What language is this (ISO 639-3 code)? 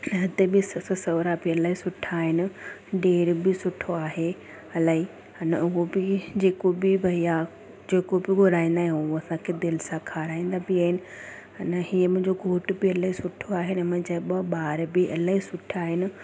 snd